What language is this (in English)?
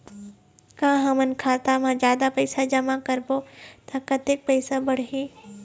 Chhattisgarhi